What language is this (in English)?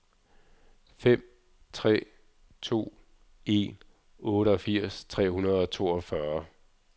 Danish